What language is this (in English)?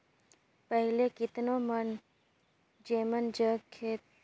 Chhattisgarhi